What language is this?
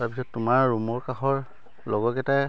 Assamese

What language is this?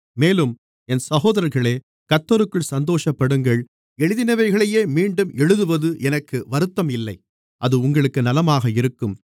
Tamil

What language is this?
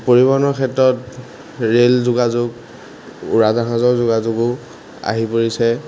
Assamese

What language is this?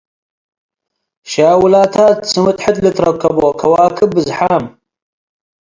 Tigre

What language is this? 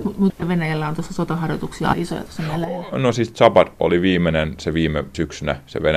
Finnish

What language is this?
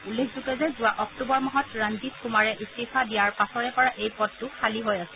Assamese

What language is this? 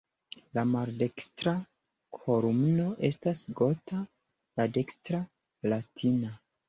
Esperanto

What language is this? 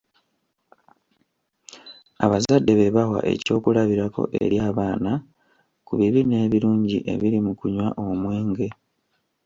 Ganda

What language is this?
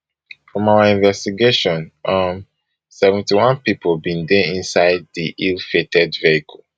Nigerian Pidgin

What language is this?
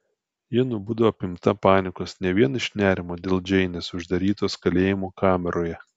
Lithuanian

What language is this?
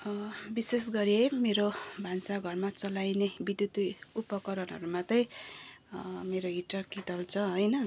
Nepali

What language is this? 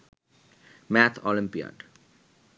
Bangla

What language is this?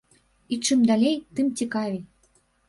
Belarusian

